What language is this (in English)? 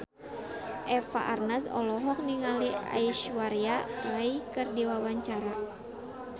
Sundanese